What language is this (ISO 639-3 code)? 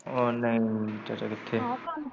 pan